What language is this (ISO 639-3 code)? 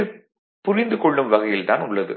tam